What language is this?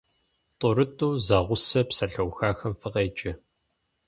Kabardian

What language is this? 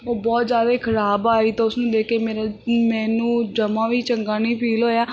Punjabi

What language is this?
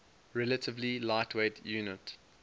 English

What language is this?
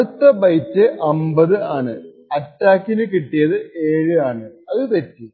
Malayalam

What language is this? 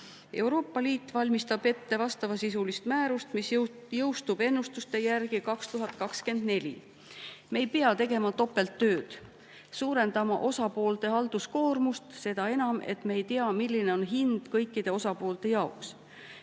Estonian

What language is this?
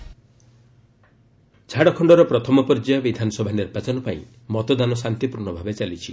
Odia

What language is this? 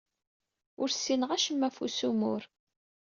Kabyle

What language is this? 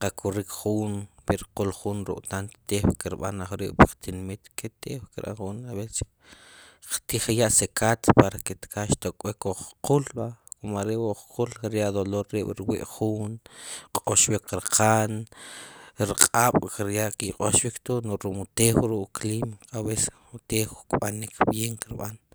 Sipacapense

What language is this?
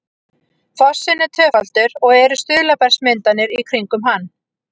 Icelandic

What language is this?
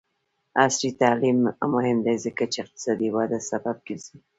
Pashto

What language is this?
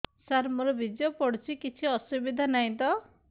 Odia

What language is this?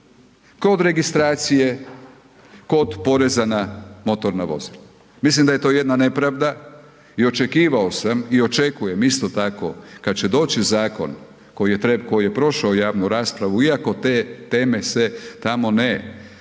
Croatian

